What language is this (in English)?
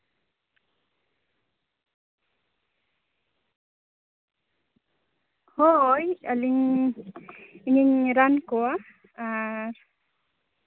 Santali